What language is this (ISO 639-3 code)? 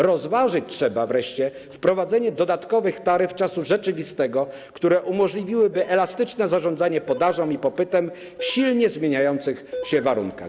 pol